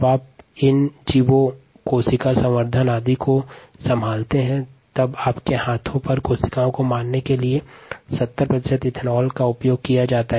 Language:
Hindi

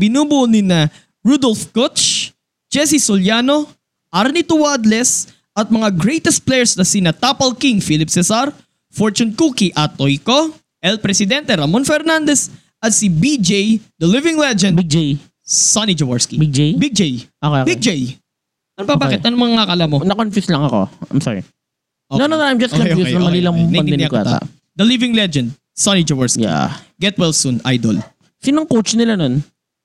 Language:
Filipino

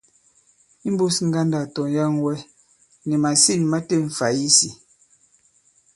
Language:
Bankon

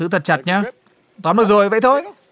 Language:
Vietnamese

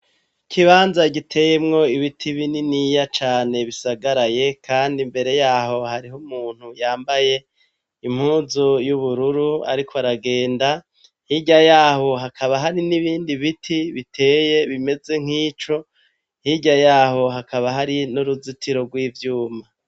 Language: Rundi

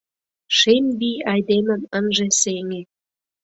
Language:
Mari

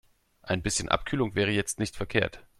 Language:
German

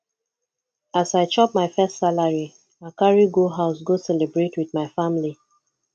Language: Nigerian Pidgin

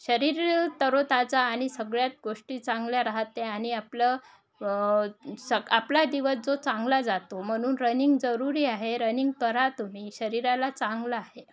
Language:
Marathi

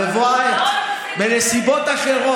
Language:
Hebrew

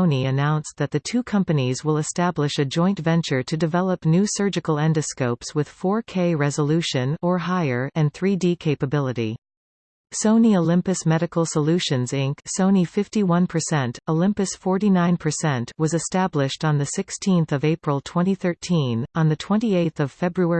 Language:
English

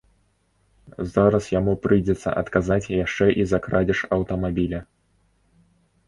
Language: Belarusian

